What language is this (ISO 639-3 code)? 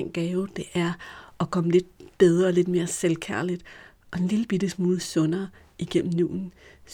dan